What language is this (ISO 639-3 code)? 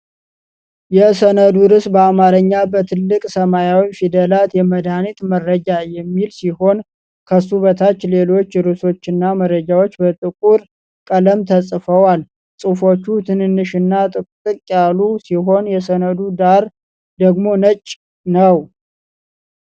amh